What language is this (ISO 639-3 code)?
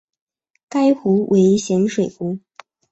zho